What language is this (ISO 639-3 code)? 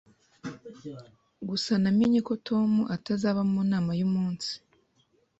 kin